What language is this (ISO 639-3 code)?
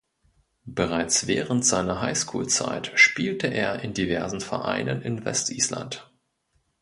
deu